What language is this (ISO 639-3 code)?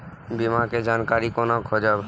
mai